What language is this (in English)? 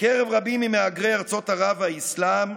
Hebrew